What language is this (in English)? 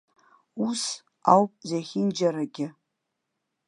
Abkhazian